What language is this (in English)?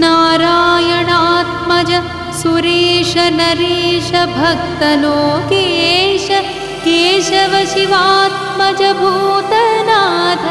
Marathi